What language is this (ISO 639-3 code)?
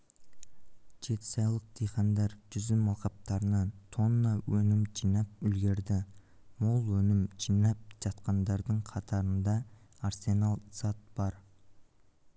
kaz